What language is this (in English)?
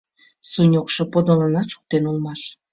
Mari